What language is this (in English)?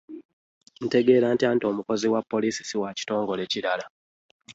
Ganda